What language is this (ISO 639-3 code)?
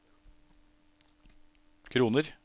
nor